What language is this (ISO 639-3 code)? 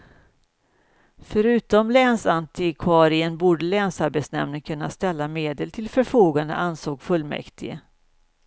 swe